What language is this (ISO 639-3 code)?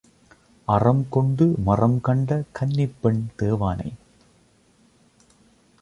tam